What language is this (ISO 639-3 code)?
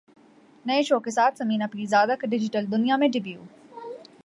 urd